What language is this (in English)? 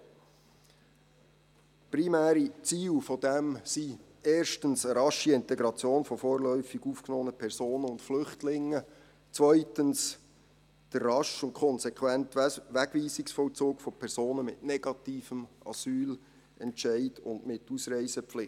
Swiss German